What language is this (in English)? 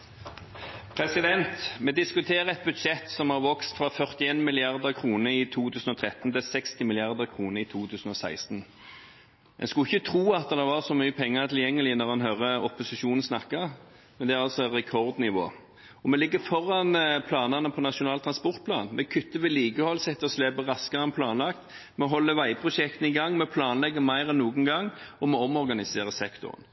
Norwegian Bokmål